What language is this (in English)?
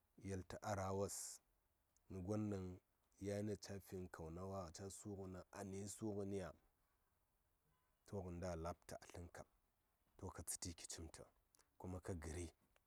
Saya